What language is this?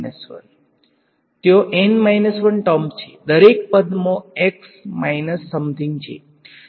Gujarati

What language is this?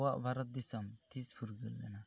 Santali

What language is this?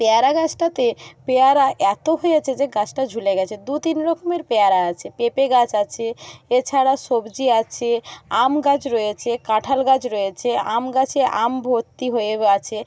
Bangla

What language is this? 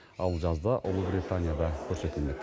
Kazakh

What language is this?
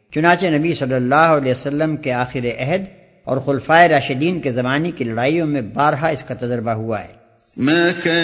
Urdu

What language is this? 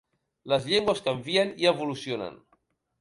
Catalan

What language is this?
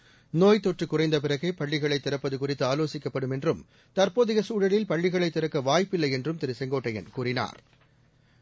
Tamil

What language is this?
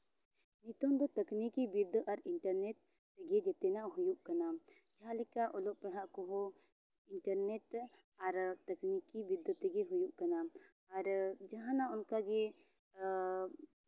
Santali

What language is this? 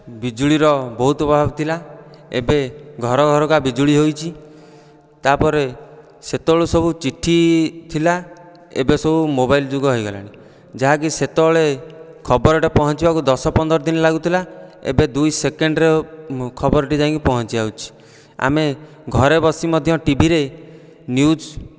Odia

